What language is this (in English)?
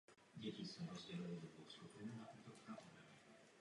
Czech